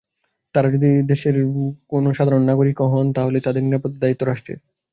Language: Bangla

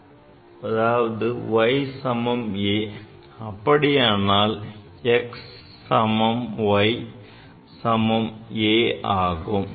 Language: Tamil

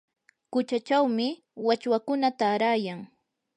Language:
Yanahuanca Pasco Quechua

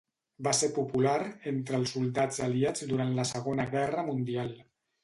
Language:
Catalan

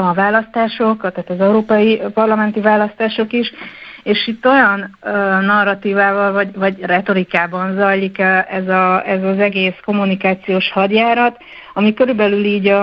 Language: Hungarian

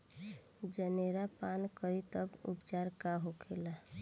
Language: Bhojpuri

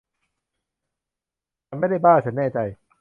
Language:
Thai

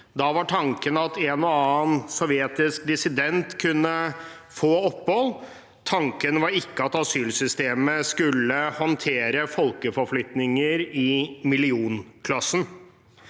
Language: Norwegian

